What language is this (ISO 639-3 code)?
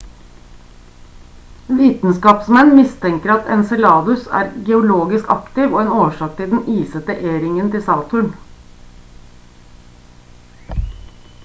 nob